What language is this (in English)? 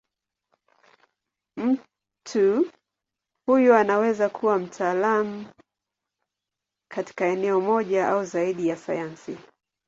Swahili